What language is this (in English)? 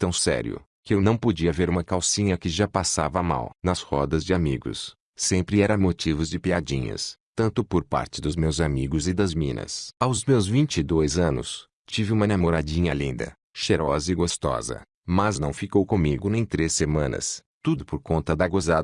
Portuguese